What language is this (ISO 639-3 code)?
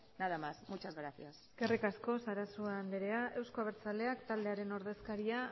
eus